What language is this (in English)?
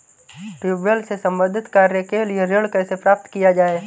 Hindi